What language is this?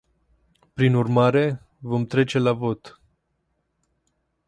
Romanian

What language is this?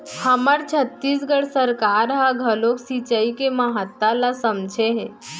Chhattisgarhi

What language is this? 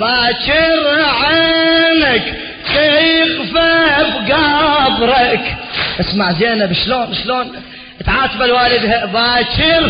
Arabic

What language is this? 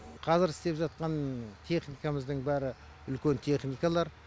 Kazakh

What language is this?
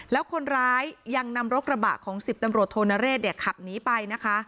Thai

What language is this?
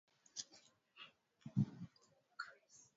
Swahili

